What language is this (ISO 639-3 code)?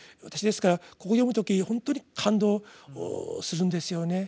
jpn